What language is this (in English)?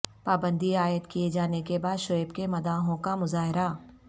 Urdu